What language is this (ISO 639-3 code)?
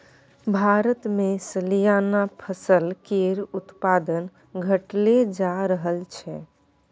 mai